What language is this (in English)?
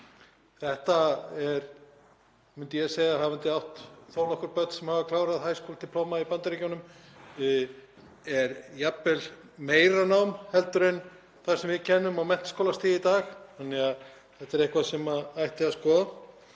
Icelandic